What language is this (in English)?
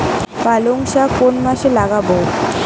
Bangla